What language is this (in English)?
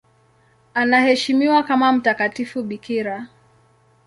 Swahili